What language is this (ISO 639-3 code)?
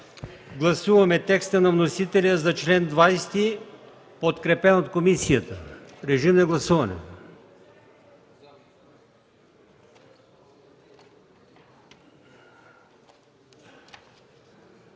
bul